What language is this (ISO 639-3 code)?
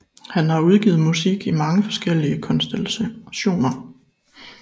dan